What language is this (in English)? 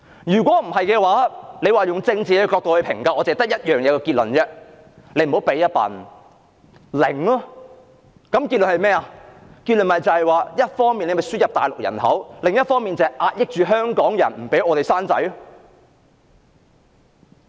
Cantonese